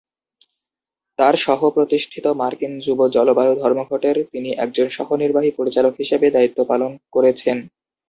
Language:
Bangla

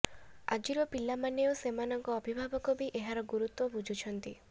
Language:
Odia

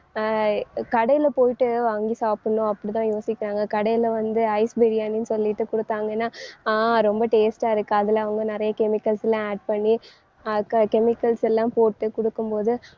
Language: Tamil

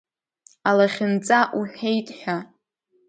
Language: Abkhazian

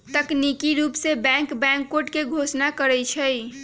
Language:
Magahi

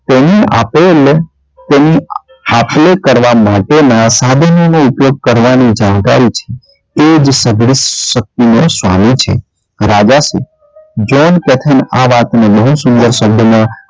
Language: Gujarati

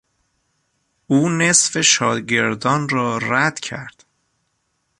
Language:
Persian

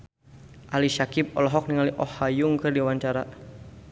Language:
Sundanese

